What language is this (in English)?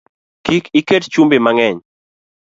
Luo (Kenya and Tanzania)